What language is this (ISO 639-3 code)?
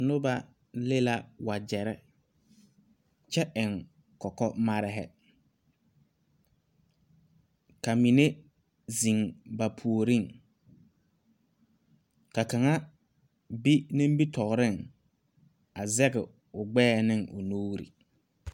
dga